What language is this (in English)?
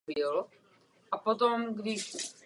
Czech